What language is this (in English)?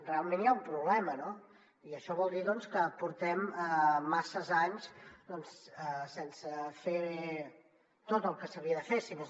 Catalan